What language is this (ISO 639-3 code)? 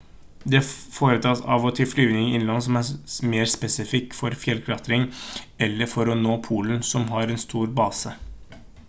nob